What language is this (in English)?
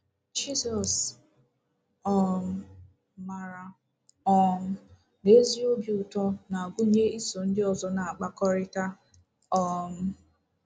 Igbo